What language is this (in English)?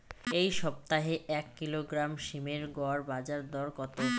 Bangla